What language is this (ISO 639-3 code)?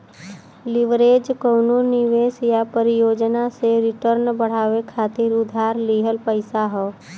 bho